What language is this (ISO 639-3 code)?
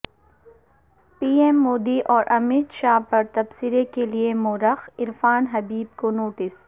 urd